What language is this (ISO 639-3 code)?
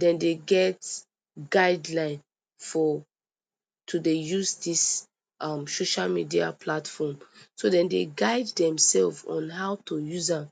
pcm